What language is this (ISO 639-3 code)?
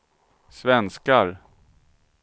swe